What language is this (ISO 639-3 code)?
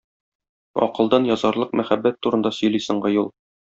tat